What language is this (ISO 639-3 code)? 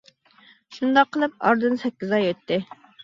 uig